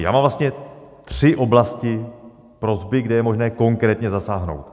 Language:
Czech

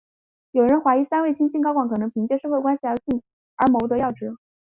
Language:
Chinese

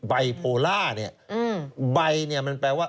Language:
Thai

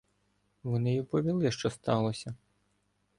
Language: Ukrainian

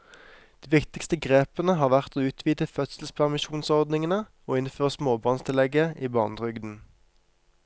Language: Norwegian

